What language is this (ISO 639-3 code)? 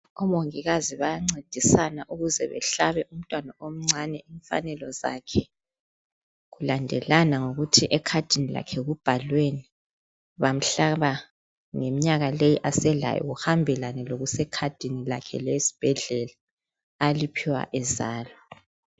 nde